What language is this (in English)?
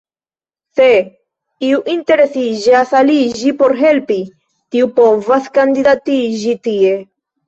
Esperanto